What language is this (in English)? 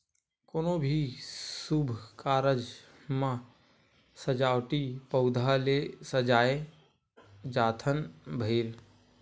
Chhattisgarhi